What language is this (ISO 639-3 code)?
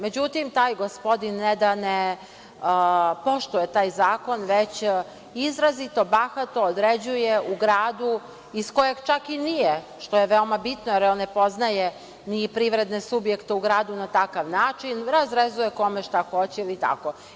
srp